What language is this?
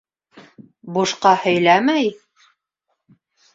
Bashkir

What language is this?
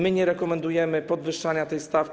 Polish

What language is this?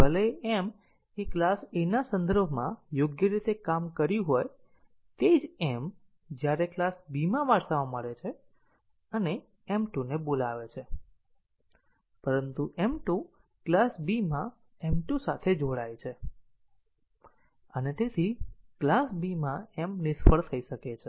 Gujarati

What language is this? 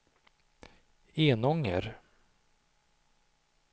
Swedish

